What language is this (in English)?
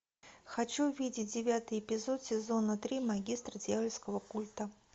Russian